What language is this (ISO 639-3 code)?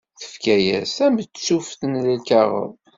kab